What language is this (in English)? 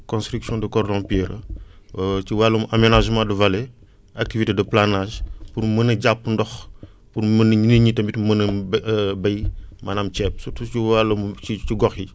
Wolof